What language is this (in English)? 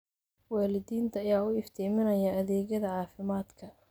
Somali